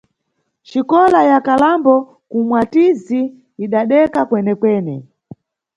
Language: Nyungwe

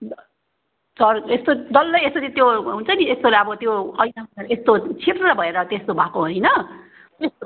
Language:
Nepali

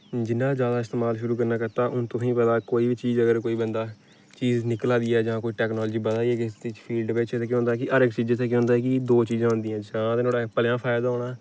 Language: Dogri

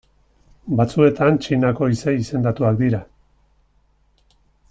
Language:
Basque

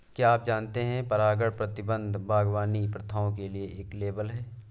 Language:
Hindi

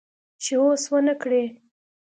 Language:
Pashto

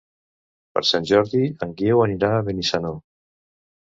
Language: Catalan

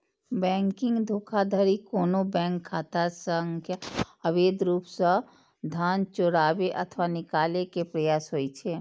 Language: Maithili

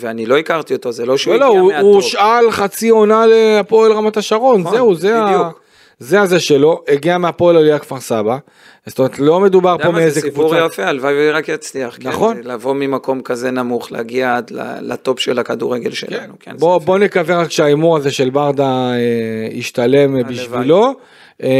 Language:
Hebrew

